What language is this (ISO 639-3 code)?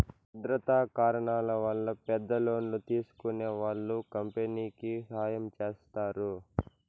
tel